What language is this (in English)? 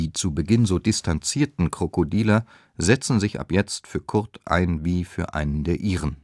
German